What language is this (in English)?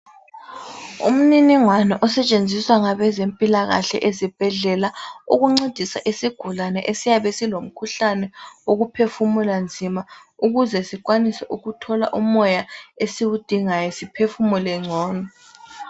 North Ndebele